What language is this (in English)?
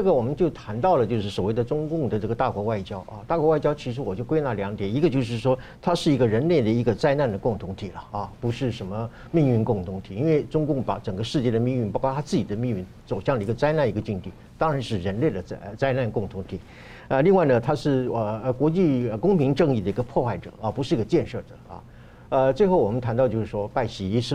Chinese